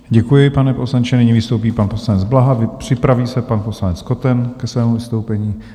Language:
Czech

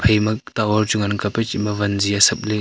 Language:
Wancho Naga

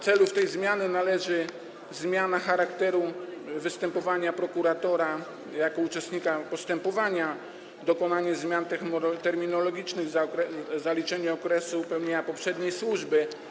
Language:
Polish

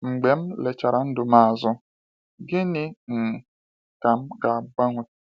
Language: Igbo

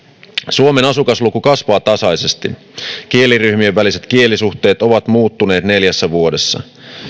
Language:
Finnish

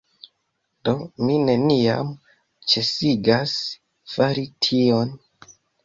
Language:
Esperanto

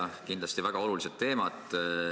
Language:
Estonian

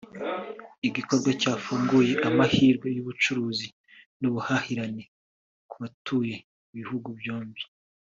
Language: Kinyarwanda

